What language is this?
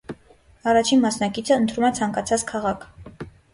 Armenian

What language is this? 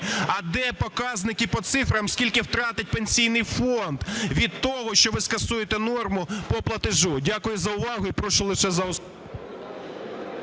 Ukrainian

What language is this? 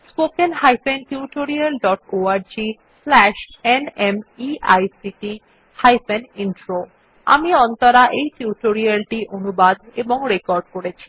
Bangla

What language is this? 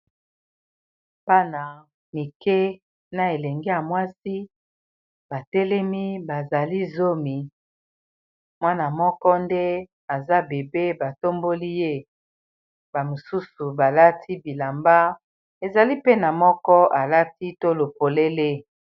Lingala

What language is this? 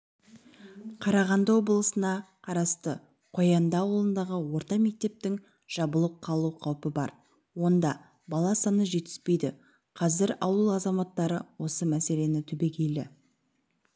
Kazakh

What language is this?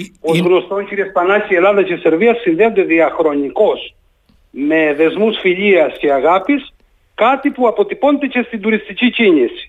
Greek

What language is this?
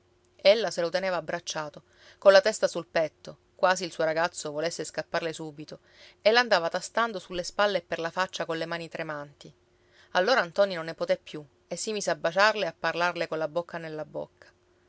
Italian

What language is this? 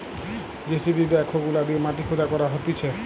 Bangla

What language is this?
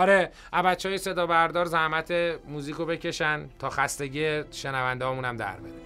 Persian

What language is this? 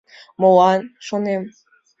Mari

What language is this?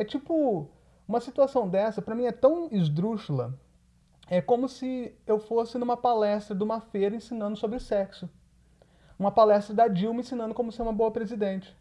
Portuguese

